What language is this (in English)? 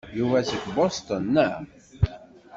Kabyle